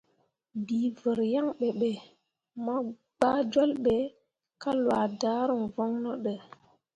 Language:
Mundang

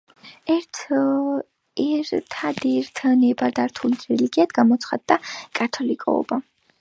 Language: Georgian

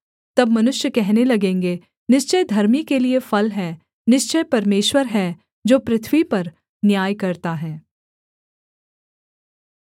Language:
Hindi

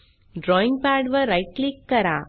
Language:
Marathi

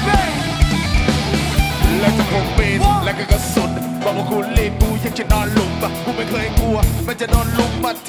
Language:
Thai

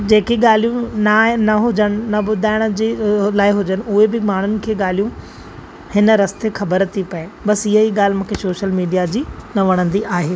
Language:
Sindhi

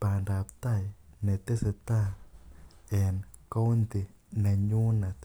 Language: Kalenjin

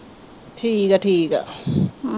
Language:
Punjabi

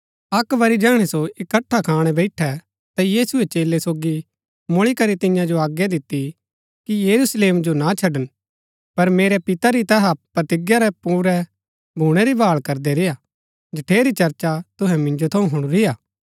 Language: Gaddi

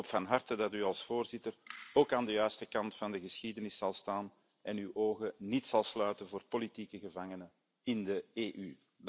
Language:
Dutch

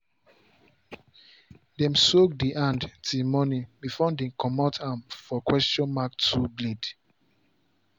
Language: Nigerian Pidgin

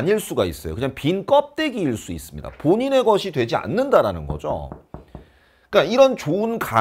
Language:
Korean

